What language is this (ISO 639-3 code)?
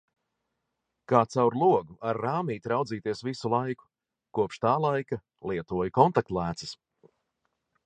lav